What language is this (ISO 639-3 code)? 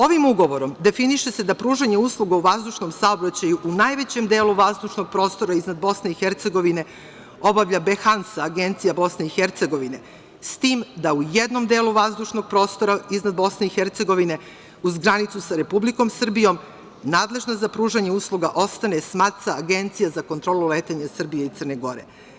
srp